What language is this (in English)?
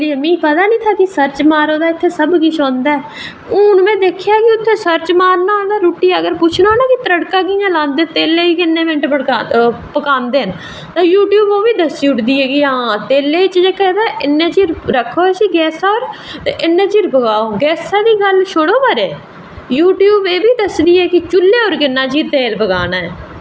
Dogri